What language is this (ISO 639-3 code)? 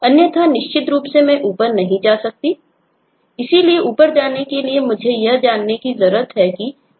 hin